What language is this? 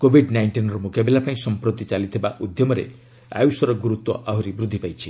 Odia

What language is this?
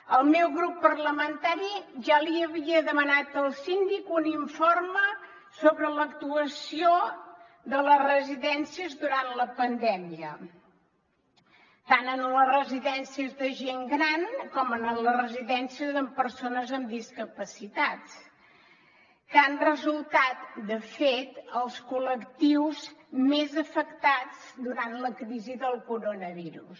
Catalan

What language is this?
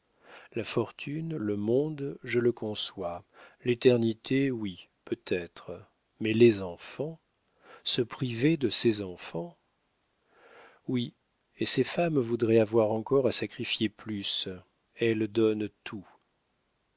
French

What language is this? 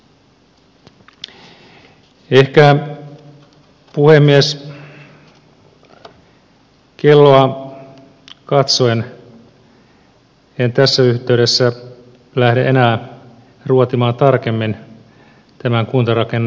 Finnish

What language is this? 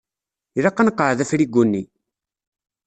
Kabyle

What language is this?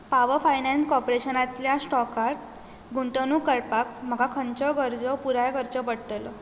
Konkani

